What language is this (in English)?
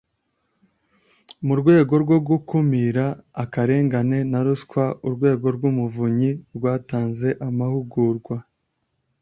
Kinyarwanda